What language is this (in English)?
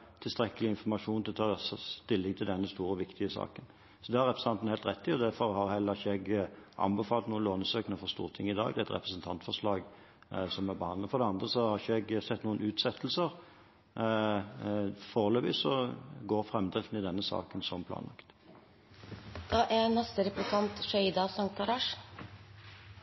Norwegian Bokmål